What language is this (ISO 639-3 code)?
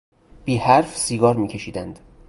fas